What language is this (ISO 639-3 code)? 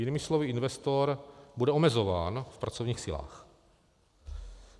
ces